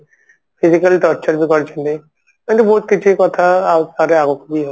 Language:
Odia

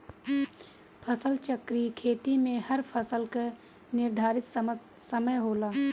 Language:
Bhojpuri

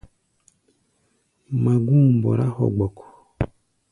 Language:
Gbaya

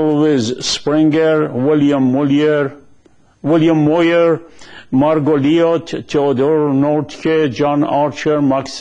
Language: Persian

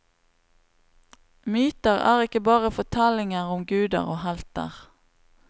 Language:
Norwegian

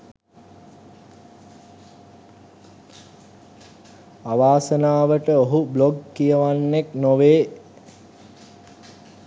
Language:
Sinhala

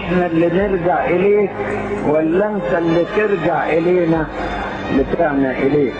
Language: Arabic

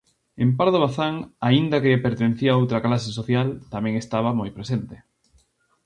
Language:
Galician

